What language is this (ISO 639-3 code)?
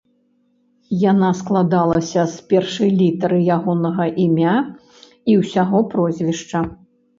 bel